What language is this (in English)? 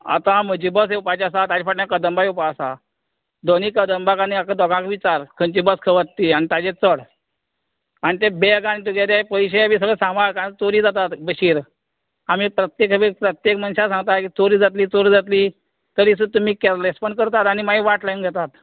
Konkani